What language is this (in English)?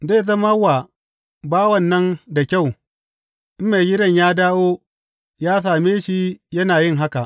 Hausa